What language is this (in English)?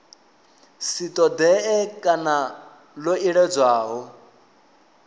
Venda